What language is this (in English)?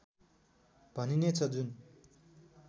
Nepali